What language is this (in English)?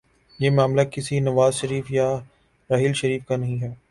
Urdu